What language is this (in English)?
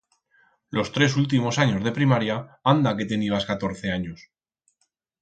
Aragonese